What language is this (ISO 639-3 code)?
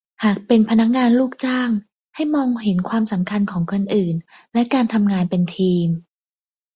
tha